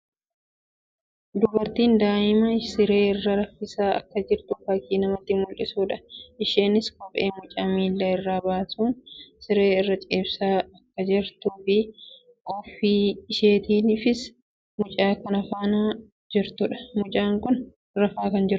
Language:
Oromo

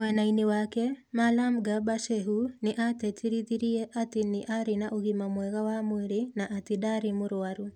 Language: Kikuyu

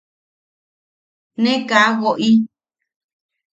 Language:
Yaqui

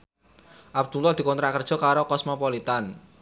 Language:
Javanese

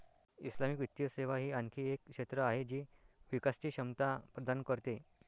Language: Marathi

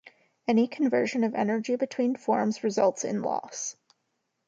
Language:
English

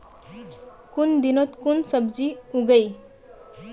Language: Magahi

